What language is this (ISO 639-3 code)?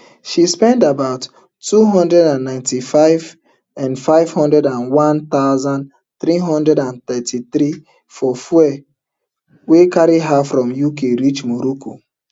pcm